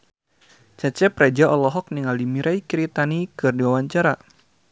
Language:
Sundanese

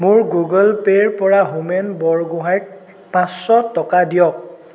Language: Assamese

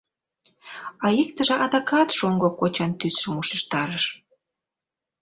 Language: Mari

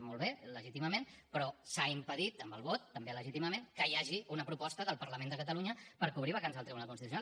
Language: Catalan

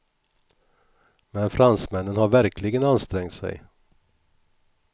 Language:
Swedish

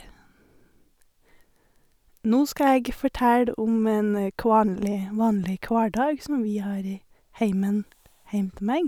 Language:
Norwegian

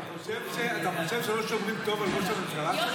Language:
Hebrew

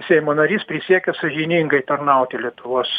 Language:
Lithuanian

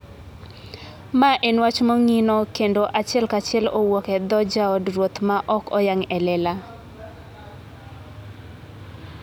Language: Luo (Kenya and Tanzania)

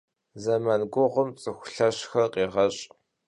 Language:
Kabardian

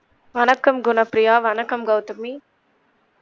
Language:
Tamil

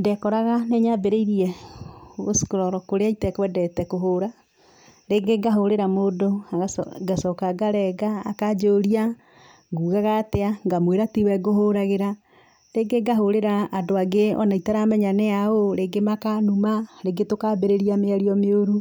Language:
Kikuyu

